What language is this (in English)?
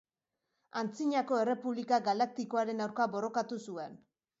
Basque